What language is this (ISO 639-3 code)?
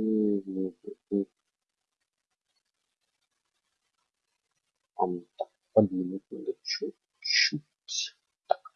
rus